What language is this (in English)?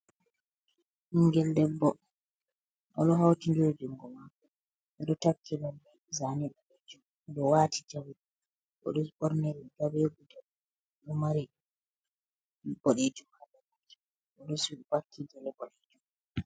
Fula